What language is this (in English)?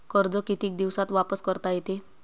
Marathi